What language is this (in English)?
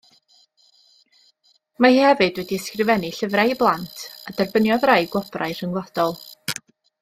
Welsh